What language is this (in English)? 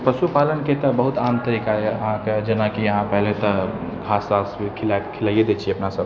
Maithili